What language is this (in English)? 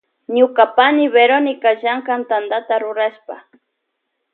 Loja Highland Quichua